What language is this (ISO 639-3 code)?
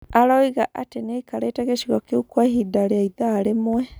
kik